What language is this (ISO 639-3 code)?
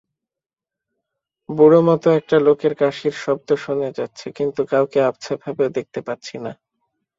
ben